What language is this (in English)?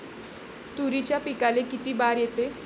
Marathi